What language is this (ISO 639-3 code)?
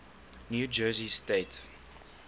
eng